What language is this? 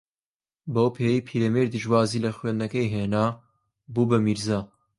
Central Kurdish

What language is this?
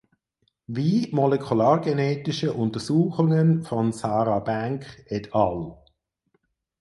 German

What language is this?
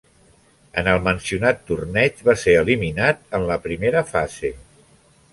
Catalan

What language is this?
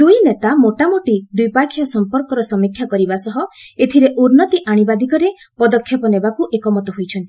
Odia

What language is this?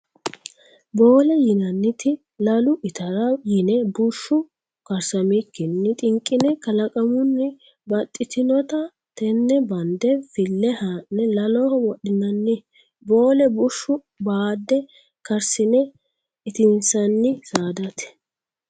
Sidamo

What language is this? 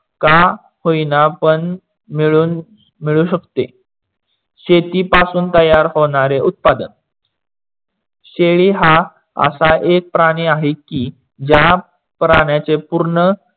Marathi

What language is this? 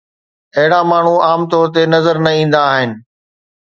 Sindhi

